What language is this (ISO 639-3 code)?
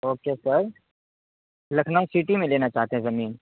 urd